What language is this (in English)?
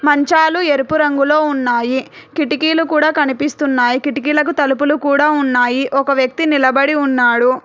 Telugu